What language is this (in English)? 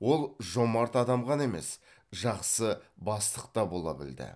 Kazakh